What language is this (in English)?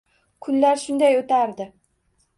Uzbek